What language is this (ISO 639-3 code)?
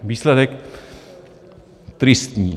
ces